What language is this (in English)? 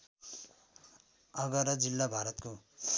Nepali